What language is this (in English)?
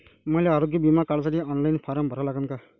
Marathi